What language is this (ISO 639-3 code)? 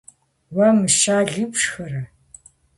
kbd